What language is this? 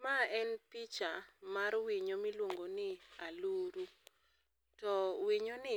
Luo (Kenya and Tanzania)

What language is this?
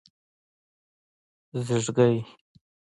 Pashto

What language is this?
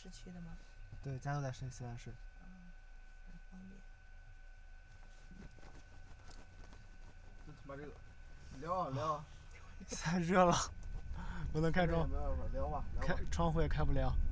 Chinese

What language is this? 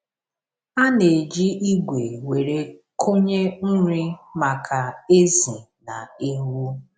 Igbo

